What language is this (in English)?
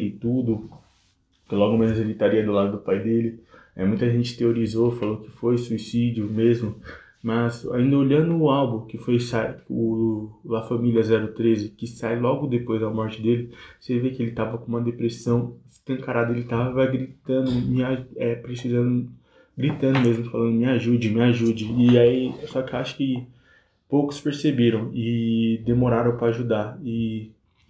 Portuguese